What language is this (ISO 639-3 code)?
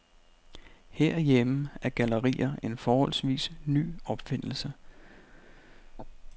dan